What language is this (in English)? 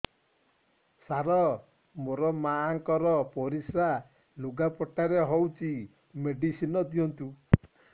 Odia